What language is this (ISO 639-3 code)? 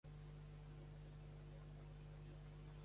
cat